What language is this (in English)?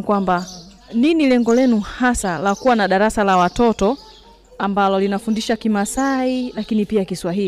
Swahili